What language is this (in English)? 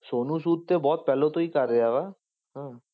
Punjabi